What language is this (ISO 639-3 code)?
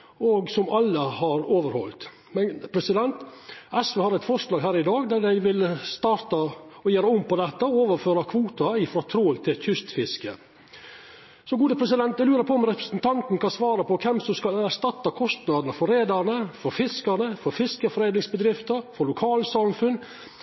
nno